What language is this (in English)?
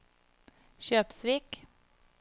Norwegian